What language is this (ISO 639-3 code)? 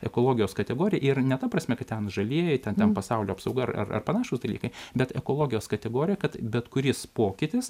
lit